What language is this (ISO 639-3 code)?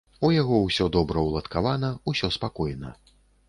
bel